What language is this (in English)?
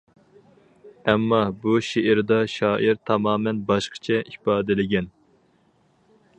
Uyghur